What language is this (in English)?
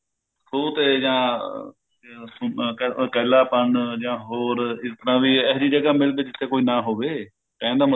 Punjabi